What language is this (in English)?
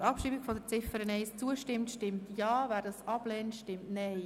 Swiss German